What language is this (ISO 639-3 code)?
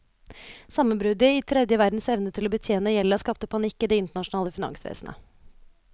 nor